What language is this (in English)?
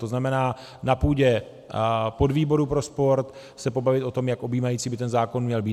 Czech